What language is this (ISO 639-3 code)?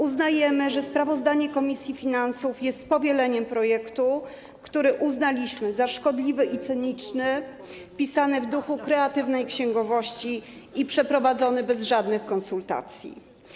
pol